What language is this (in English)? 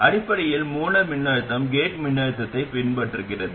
Tamil